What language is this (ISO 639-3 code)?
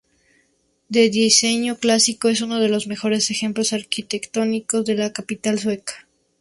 spa